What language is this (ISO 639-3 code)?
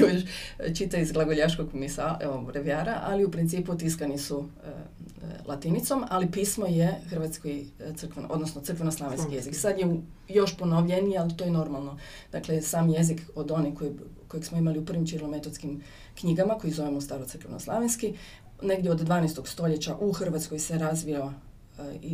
hrv